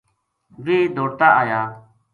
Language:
Gujari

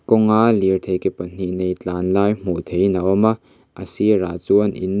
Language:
Mizo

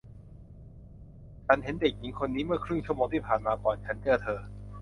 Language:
Thai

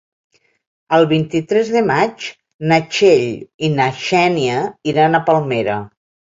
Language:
Catalan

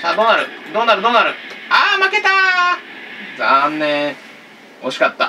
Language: Japanese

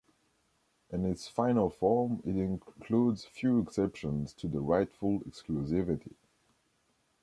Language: English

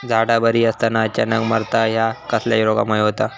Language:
Marathi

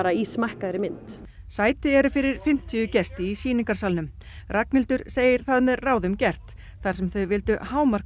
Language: Icelandic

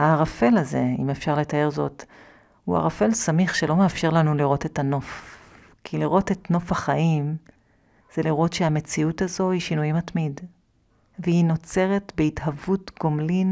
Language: Hebrew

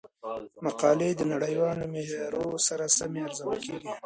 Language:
Pashto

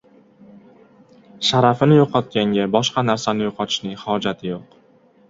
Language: Uzbek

